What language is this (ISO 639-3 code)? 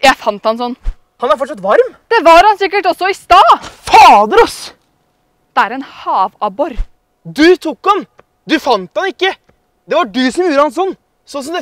nor